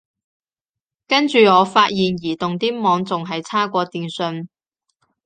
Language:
Cantonese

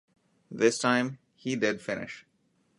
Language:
English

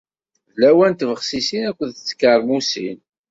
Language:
Kabyle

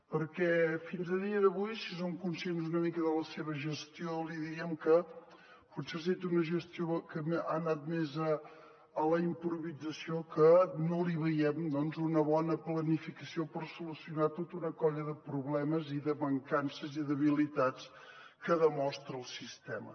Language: Catalan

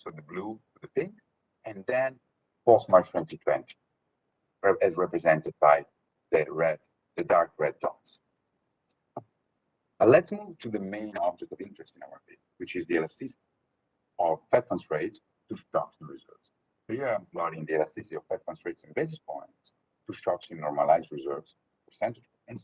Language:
English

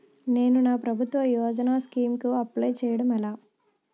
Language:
Telugu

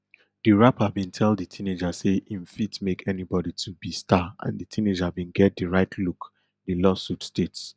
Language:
Nigerian Pidgin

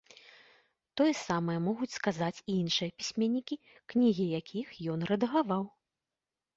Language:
Belarusian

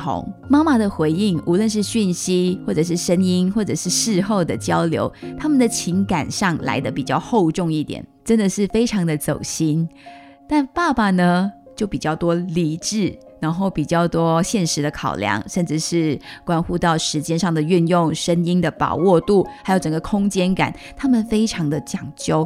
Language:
Chinese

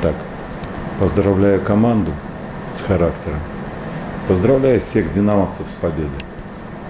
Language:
Russian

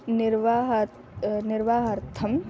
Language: Sanskrit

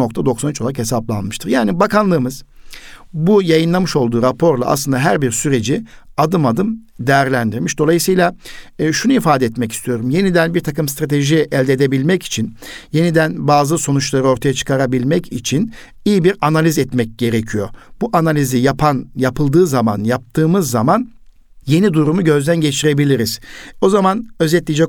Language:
Turkish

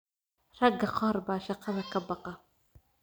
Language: Somali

